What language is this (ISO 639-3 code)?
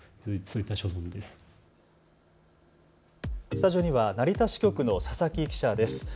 jpn